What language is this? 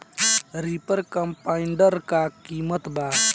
Bhojpuri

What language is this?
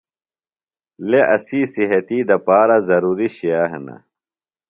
Phalura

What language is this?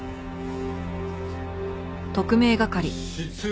Japanese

